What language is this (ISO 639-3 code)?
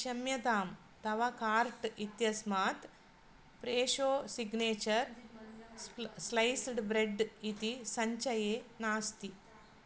san